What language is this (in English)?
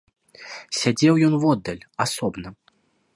Belarusian